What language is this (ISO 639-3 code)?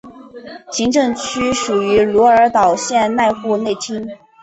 zho